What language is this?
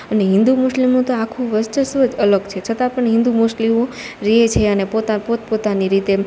Gujarati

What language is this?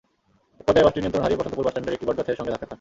Bangla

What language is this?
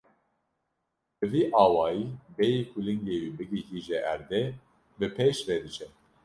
Kurdish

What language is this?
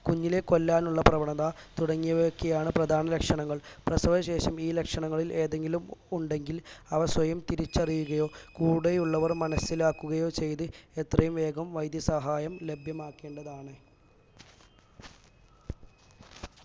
Malayalam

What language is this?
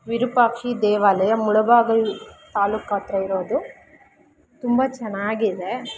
Kannada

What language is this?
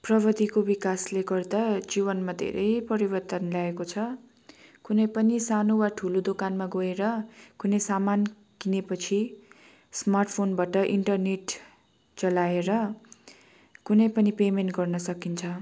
Nepali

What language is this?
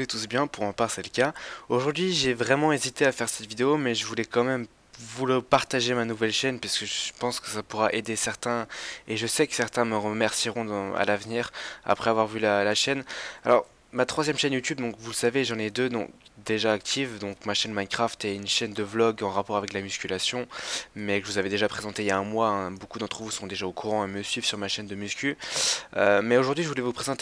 French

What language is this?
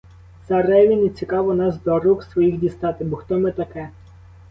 Ukrainian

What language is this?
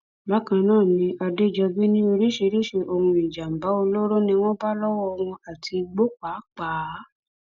Yoruba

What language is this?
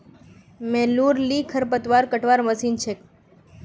Magahi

